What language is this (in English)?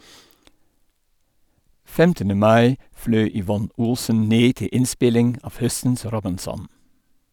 Norwegian